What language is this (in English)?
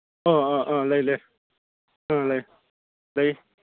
Manipuri